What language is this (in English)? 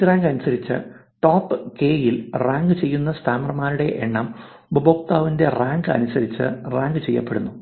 Malayalam